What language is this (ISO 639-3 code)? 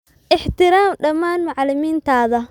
som